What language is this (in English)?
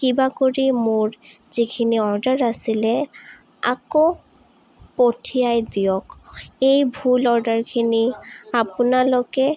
Assamese